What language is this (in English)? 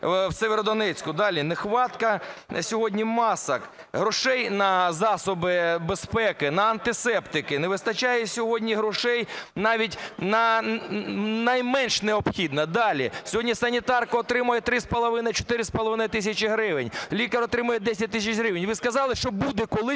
Ukrainian